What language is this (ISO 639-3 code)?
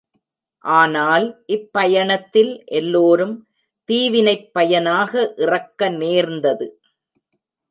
tam